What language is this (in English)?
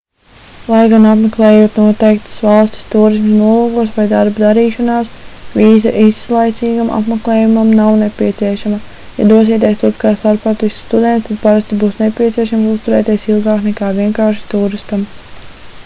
Latvian